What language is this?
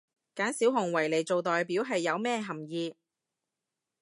Cantonese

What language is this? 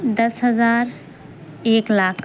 Urdu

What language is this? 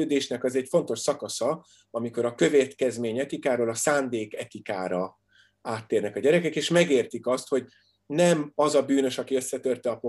Hungarian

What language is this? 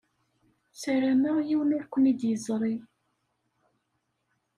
Kabyle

